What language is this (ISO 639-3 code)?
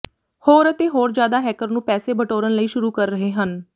pan